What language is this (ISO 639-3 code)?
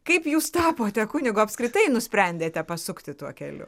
lit